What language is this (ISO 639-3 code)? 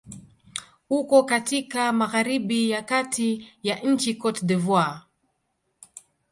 swa